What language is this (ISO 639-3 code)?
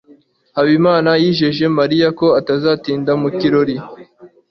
kin